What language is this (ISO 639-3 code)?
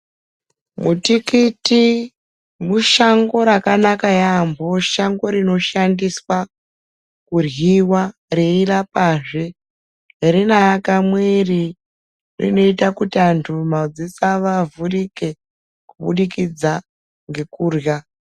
ndc